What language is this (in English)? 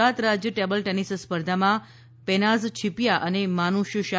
Gujarati